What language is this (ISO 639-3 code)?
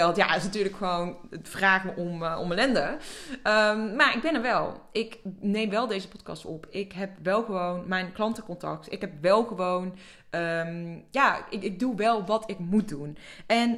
nld